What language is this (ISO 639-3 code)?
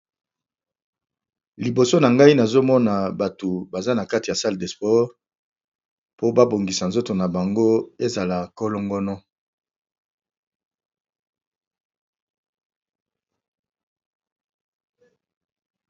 lin